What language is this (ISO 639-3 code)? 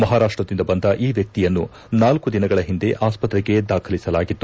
kan